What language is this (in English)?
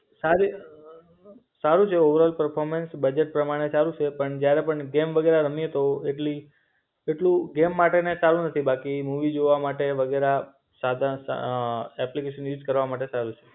Gujarati